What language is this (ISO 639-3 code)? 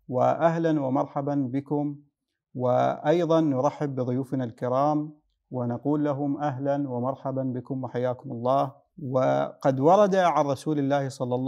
ara